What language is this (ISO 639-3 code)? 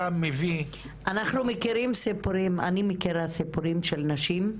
heb